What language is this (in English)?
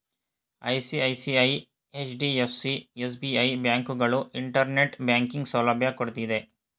Kannada